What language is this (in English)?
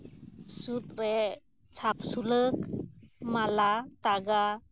Santali